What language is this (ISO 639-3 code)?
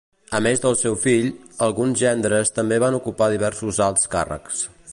cat